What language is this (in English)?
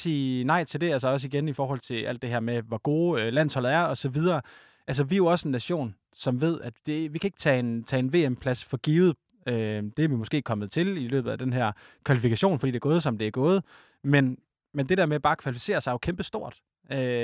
Danish